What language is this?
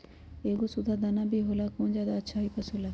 Magahi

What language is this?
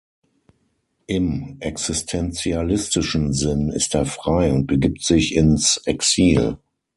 German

